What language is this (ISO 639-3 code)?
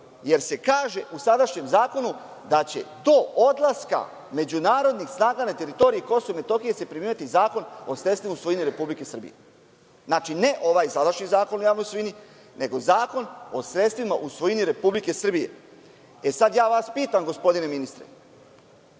srp